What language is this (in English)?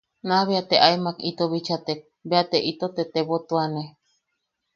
Yaqui